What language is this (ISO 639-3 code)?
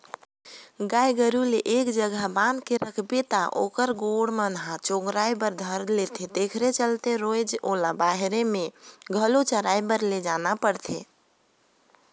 hne